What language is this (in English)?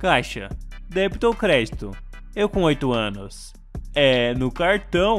Portuguese